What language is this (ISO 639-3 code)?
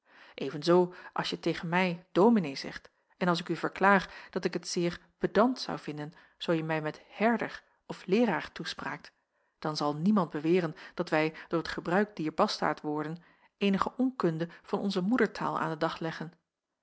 nld